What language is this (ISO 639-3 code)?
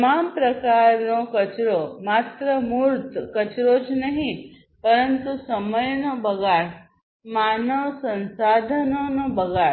guj